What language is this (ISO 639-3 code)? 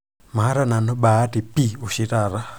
mas